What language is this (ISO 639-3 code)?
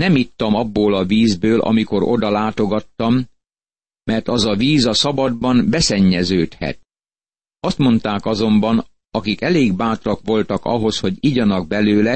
hun